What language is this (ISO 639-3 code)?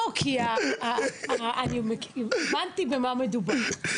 heb